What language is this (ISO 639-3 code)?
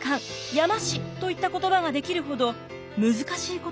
jpn